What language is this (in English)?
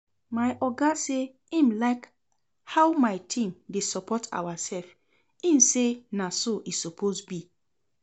Nigerian Pidgin